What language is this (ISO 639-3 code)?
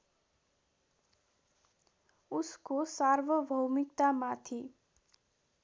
nep